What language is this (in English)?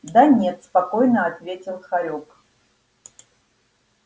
Russian